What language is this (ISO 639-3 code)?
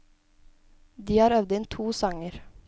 nor